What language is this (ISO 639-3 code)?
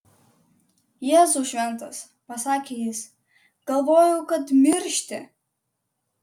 lit